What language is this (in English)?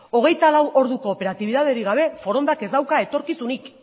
Basque